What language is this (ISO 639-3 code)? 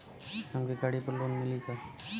bho